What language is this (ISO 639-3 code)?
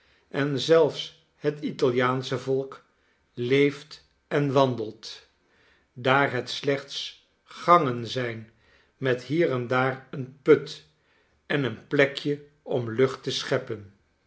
nld